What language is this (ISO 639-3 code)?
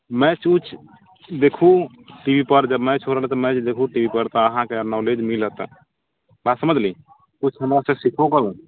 mai